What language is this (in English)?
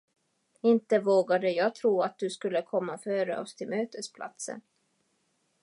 Swedish